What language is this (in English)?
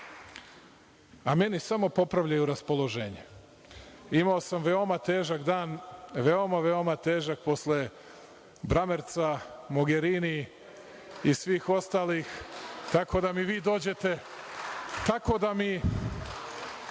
Serbian